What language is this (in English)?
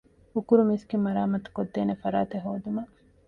Divehi